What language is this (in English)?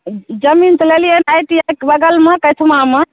Maithili